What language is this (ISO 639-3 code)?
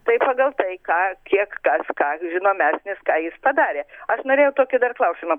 lit